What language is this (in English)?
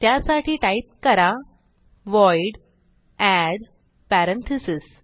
Marathi